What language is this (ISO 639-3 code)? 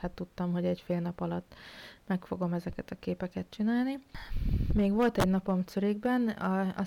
hun